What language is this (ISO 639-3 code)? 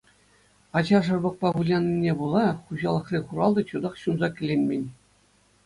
chv